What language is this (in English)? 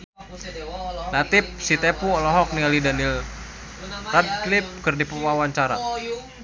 Sundanese